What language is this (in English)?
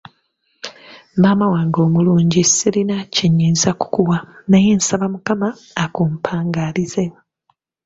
Ganda